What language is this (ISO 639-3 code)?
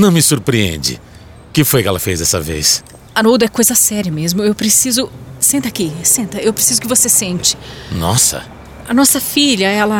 por